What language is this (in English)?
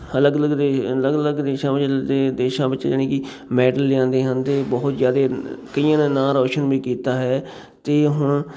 Punjabi